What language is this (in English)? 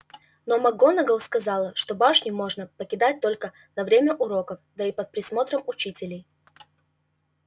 Russian